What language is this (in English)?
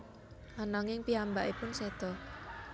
Javanese